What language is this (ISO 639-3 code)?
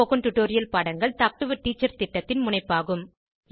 tam